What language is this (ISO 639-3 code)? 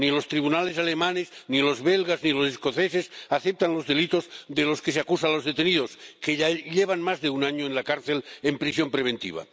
spa